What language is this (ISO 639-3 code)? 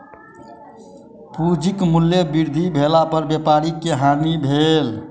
mai